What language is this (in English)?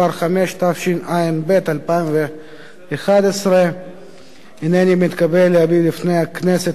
Hebrew